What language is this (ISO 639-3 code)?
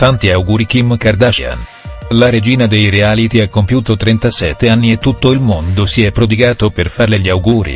ita